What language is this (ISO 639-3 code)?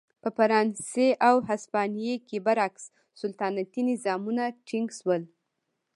pus